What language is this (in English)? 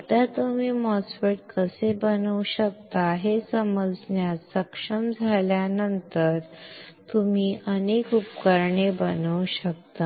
Marathi